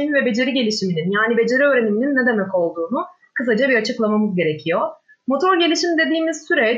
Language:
Turkish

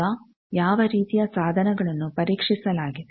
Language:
Kannada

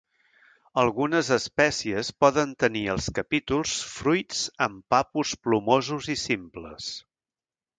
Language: Catalan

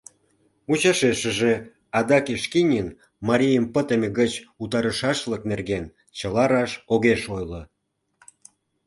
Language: Mari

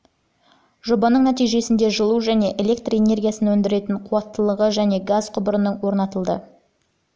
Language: Kazakh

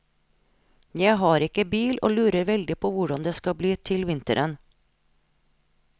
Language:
Norwegian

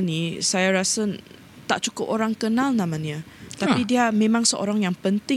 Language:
Malay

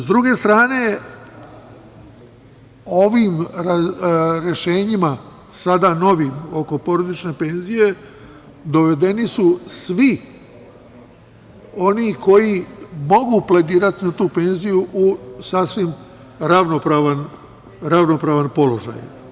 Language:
Serbian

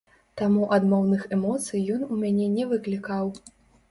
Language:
Belarusian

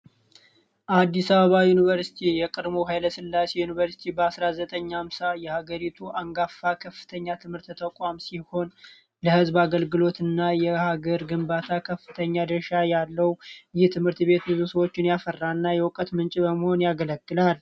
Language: Amharic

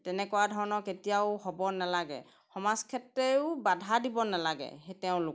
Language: Assamese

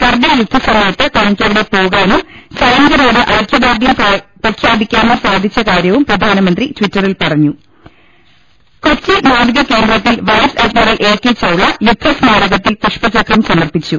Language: Malayalam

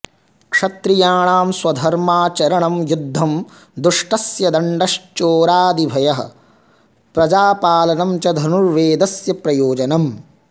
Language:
Sanskrit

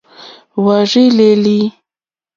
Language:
Mokpwe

